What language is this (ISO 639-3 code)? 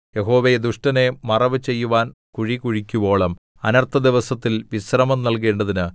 mal